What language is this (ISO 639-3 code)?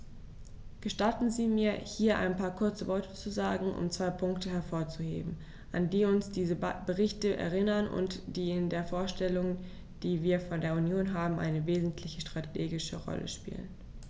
deu